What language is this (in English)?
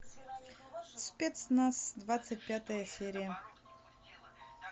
Russian